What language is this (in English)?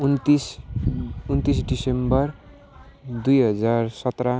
Nepali